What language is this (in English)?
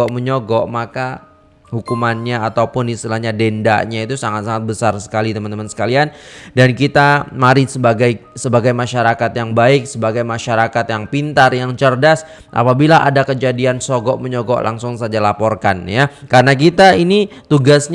Indonesian